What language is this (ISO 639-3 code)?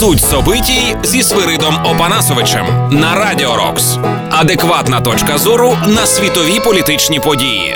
ukr